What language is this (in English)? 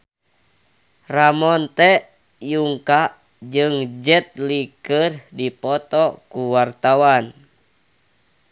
Sundanese